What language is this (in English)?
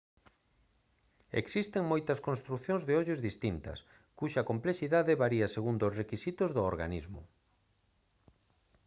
Galician